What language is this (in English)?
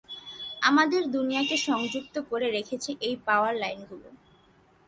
Bangla